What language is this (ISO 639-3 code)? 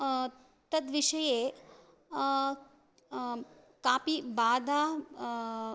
san